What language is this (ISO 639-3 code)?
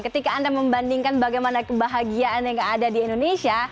ind